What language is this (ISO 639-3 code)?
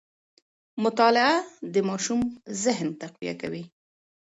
pus